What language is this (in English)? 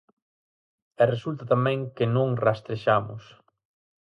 Galician